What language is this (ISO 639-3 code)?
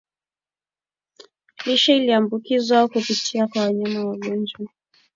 swa